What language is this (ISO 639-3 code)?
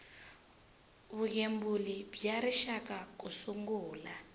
tso